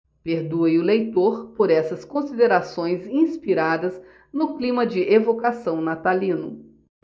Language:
Portuguese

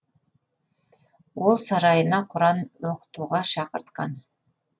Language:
Kazakh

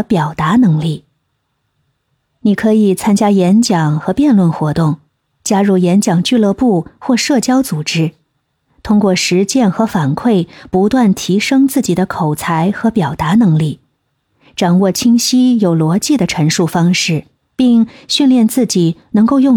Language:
Chinese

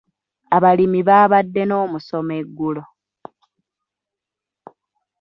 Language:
Ganda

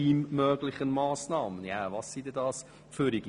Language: Swiss German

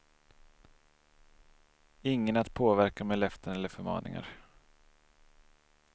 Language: Swedish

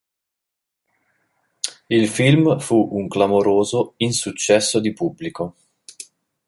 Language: Italian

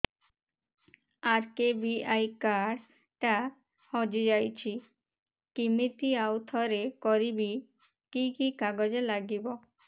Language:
Odia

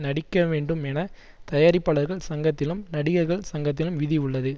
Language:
Tamil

